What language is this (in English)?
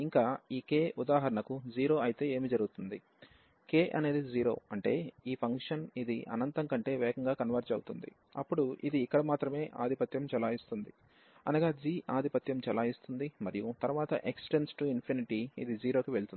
Telugu